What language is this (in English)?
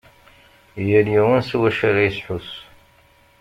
Kabyle